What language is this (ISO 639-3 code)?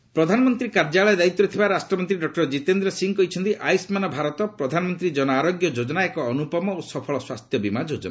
ori